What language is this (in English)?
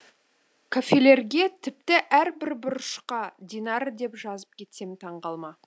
Kazakh